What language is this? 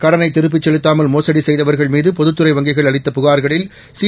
Tamil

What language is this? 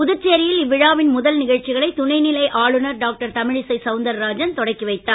Tamil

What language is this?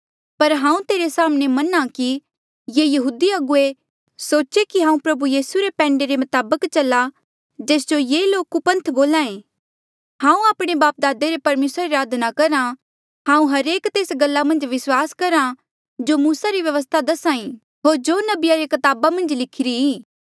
Mandeali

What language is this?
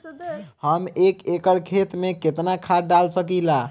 Bhojpuri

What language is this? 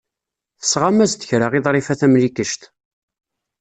Kabyle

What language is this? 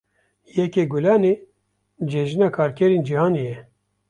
Kurdish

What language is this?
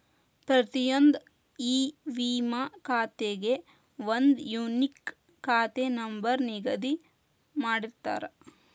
Kannada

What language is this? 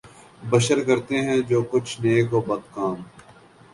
Urdu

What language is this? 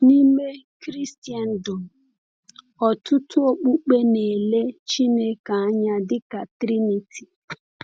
Igbo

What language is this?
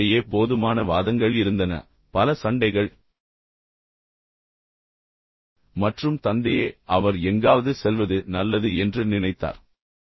Tamil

